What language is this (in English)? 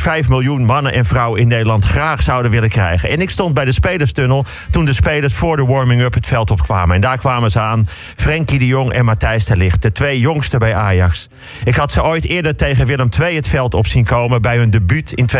Dutch